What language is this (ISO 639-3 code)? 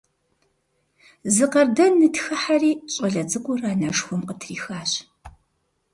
kbd